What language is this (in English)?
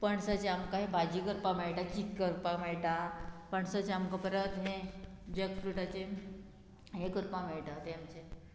Konkani